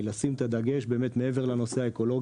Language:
Hebrew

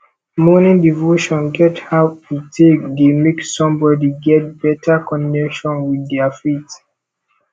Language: Nigerian Pidgin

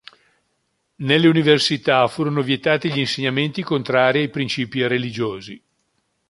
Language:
Italian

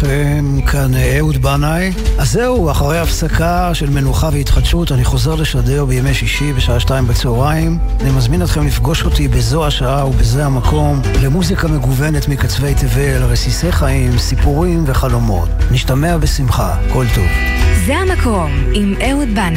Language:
Hebrew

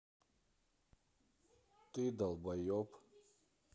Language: Russian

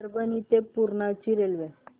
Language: Marathi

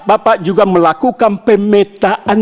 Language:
Indonesian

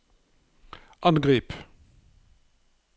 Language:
Norwegian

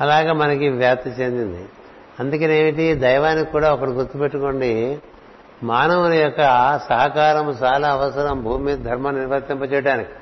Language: Telugu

